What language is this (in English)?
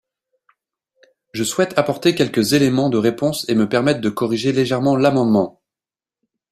French